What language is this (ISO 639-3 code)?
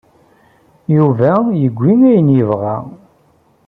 kab